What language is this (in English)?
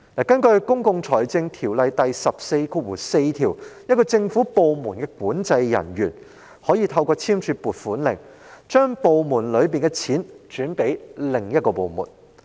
Cantonese